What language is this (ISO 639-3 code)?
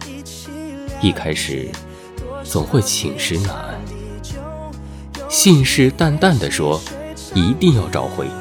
zho